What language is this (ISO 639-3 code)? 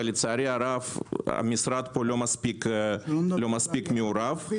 heb